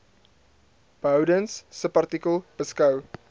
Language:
Afrikaans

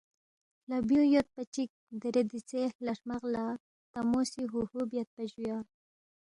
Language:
Balti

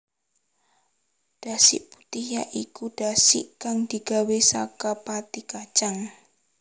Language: Javanese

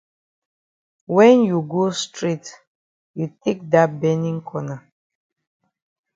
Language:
Cameroon Pidgin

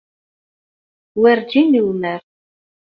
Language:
Kabyle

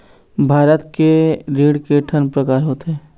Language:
Chhattisgarhi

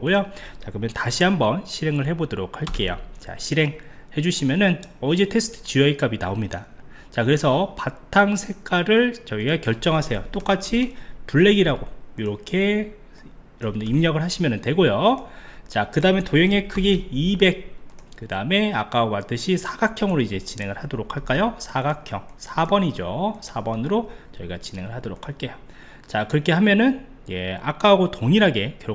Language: Korean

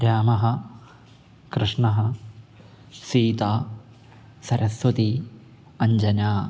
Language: Sanskrit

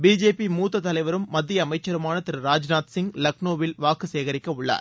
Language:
Tamil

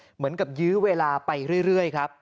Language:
Thai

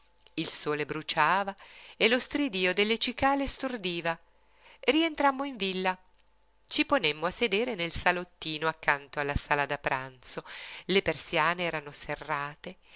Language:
Italian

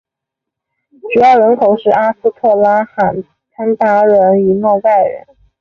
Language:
Chinese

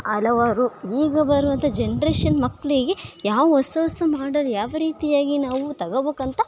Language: Kannada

